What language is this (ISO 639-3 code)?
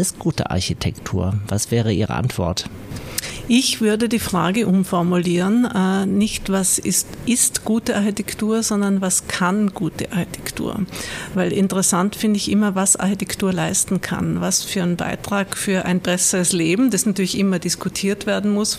deu